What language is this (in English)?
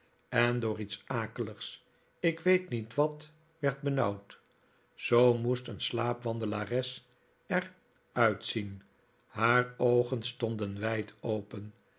Dutch